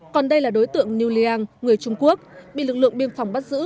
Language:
Vietnamese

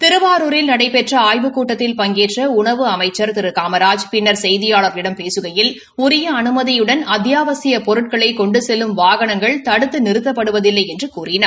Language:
Tamil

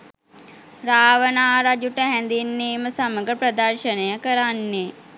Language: Sinhala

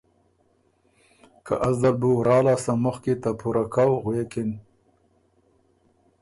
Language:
Ormuri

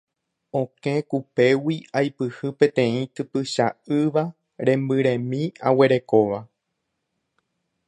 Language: Guarani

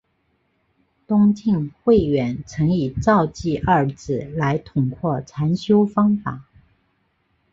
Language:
Chinese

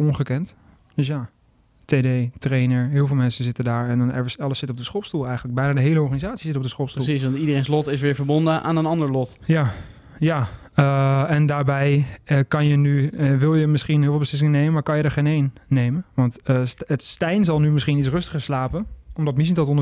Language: Dutch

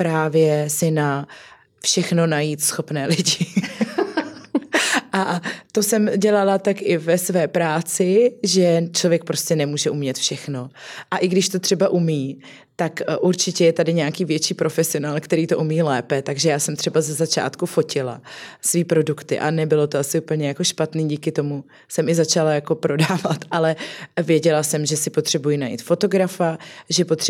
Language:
Czech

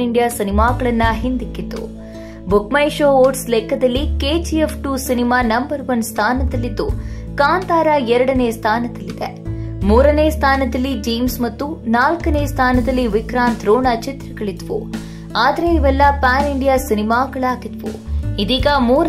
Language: Kannada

